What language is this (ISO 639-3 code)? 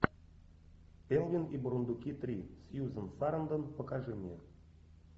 rus